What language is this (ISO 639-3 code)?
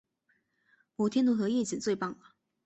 zho